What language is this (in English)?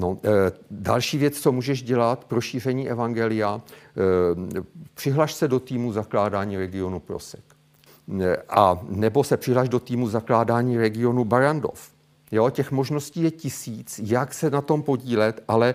Czech